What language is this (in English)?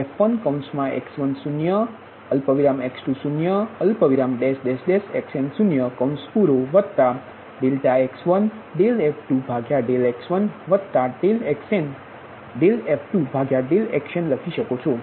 Gujarati